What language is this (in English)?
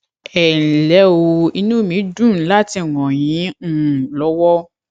Yoruba